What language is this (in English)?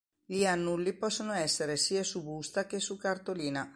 Italian